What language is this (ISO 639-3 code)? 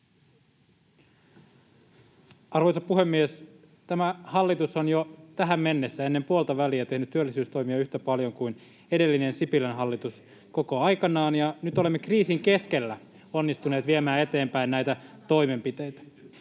fin